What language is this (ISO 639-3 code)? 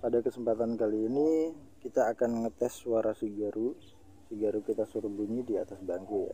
ind